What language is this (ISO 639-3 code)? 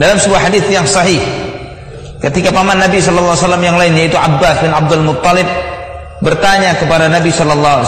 ind